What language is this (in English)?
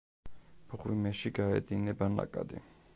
Georgian